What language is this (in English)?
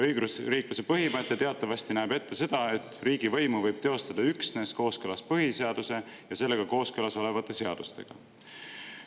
Estonian